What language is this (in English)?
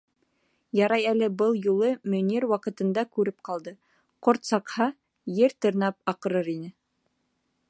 Bashkir